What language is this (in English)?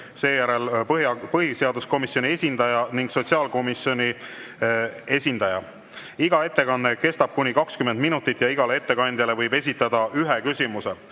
Estonian